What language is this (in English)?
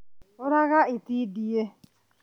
Kikuyu